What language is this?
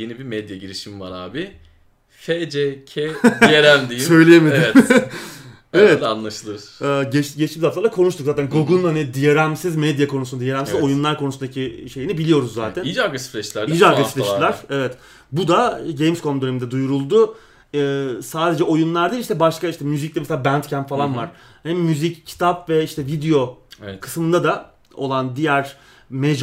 Turkish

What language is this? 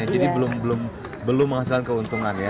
Indonesian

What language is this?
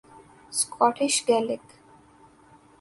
Urdu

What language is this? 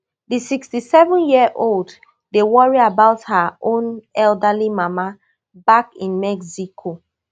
Nigerian Pidgin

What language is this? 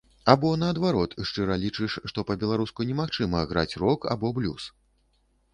Belarusian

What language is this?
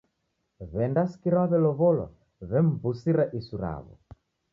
Taita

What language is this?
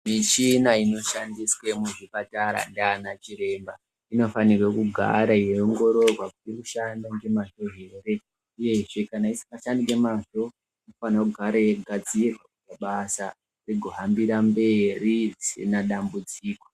Ndau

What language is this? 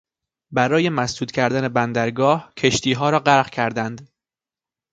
Persian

